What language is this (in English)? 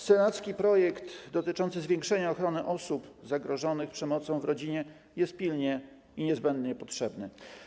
Polish